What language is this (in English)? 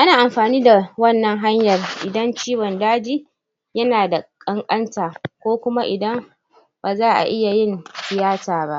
Hausa